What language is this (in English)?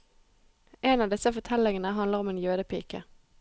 Norwegian